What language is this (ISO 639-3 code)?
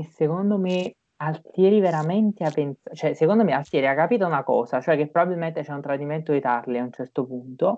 ita